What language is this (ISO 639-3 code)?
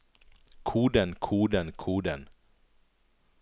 nor